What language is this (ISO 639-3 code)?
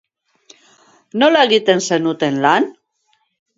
eus